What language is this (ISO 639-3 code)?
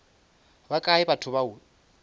nso